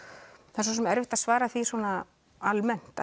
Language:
Icelandic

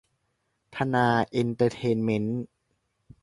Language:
Thai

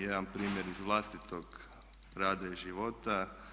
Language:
Croatian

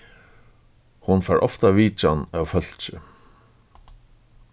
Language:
Faroese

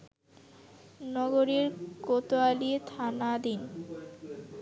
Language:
Bangla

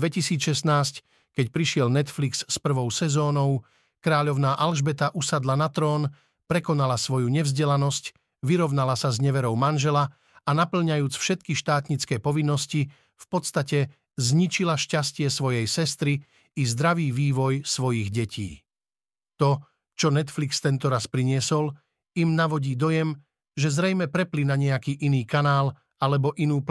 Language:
Slovak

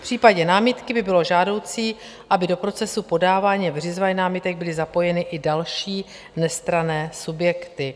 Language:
Czech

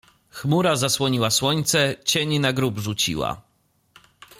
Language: Polish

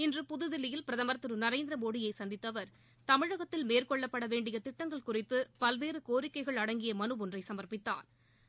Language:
Tamil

